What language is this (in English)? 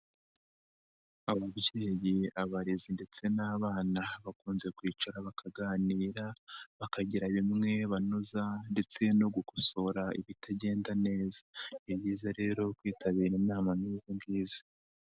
Kinyarwanda